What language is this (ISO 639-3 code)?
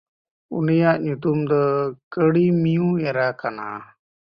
sat